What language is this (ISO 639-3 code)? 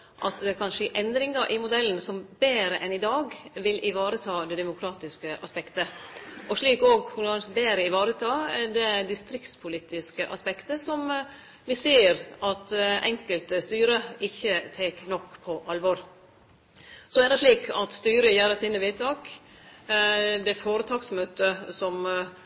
nno